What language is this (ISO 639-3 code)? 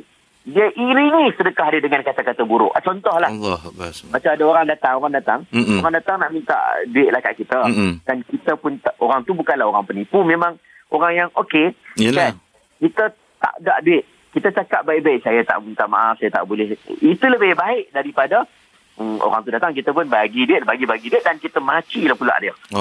msa